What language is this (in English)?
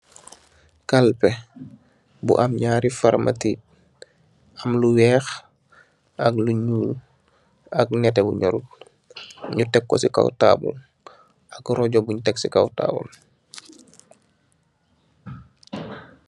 Wolof